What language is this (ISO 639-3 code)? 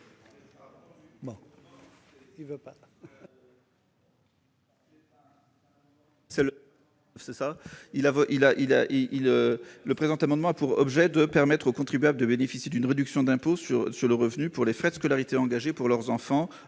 fra